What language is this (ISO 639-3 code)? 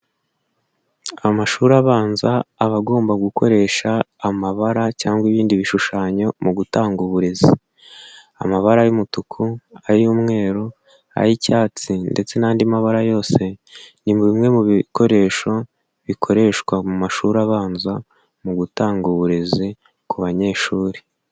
kin